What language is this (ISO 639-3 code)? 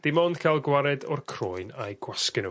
cym